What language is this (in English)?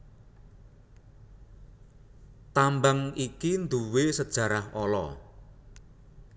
Javanese